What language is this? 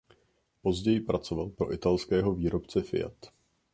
Czech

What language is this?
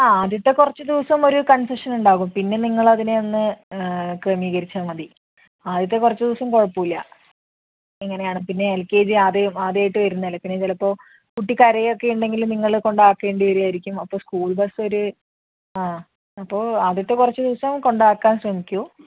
Malayalam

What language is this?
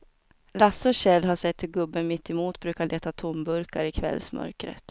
Swedish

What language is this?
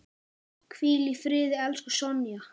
Icelandic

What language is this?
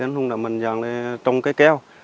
Vietnamese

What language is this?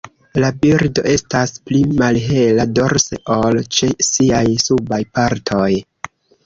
Esperanto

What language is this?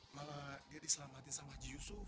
Indonesian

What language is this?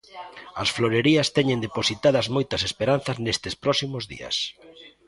Galician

